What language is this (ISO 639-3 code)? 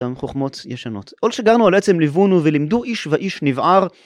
heb